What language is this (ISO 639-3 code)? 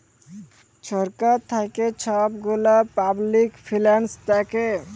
ben